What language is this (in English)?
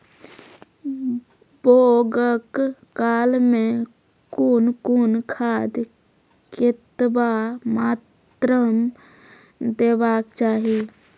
Maithili